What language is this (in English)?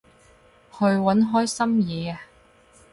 Cantonese